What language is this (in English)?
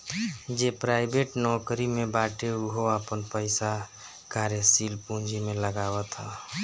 Bhojpuri